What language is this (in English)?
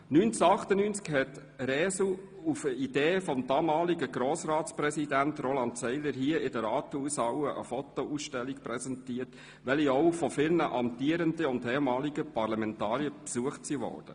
Swiss German